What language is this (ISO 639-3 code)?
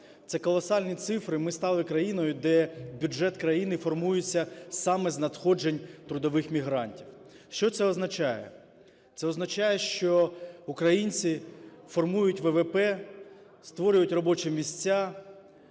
ukr